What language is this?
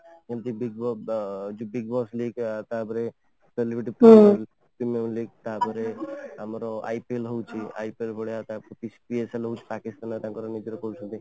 Odia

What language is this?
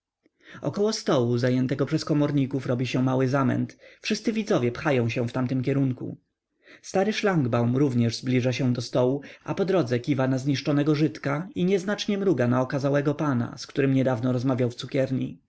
Polish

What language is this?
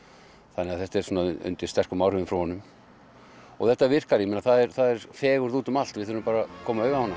Icelandic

